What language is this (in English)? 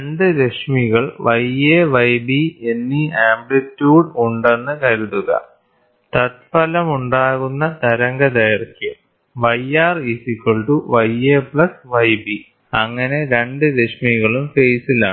Malayalam